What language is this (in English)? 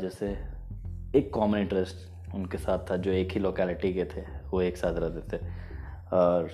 Hindi